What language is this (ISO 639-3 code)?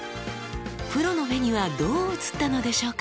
jpn